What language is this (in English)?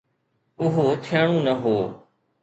Sindhi